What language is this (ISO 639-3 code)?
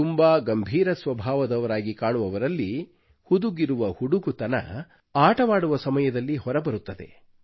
kan